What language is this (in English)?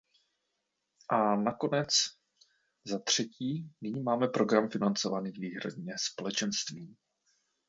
Czech